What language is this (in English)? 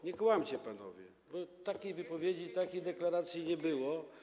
Polish